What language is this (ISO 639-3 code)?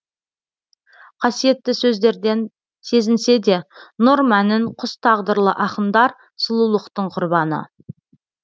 kaz